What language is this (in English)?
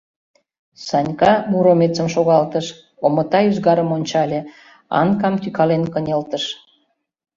Mari